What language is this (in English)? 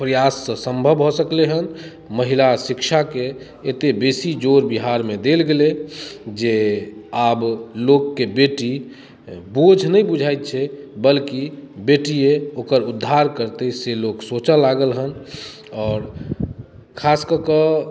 Maithili